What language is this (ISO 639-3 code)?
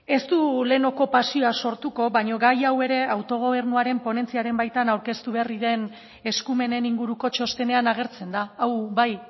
eus